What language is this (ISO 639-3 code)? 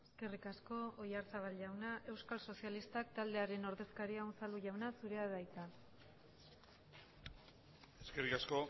eus